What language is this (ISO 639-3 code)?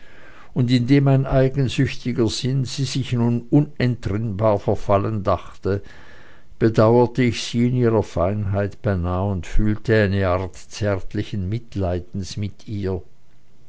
deu